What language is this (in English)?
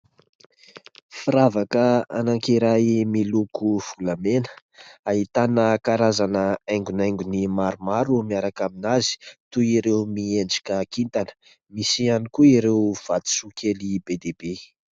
Malagasy